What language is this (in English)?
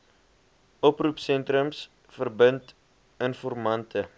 Afrikaans